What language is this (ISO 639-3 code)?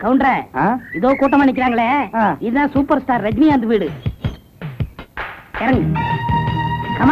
ind